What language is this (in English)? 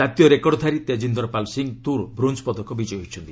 Odia